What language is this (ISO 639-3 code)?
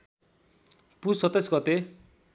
nep